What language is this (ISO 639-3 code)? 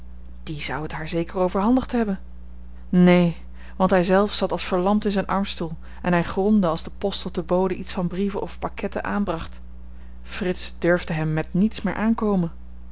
nld